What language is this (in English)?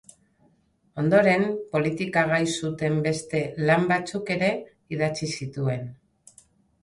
Basque